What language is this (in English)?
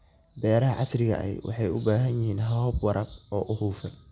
Somali